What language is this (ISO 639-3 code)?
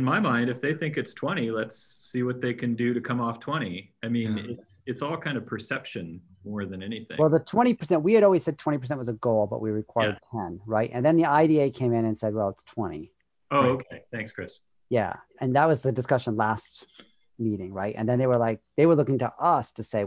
eng